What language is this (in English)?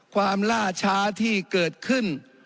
Thai